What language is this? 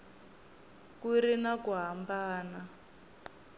Tsonga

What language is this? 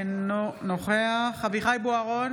Hebrew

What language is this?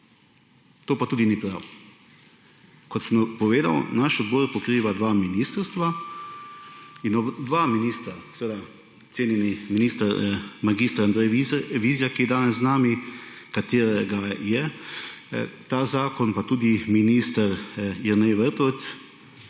Slovenian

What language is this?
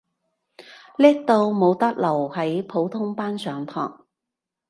Cantonese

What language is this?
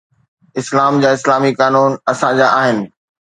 Sindhi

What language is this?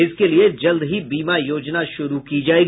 Hindi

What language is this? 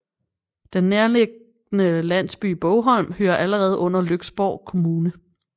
Danish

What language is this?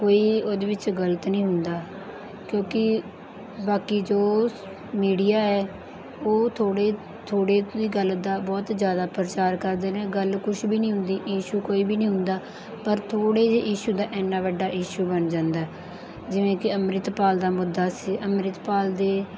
Punjabi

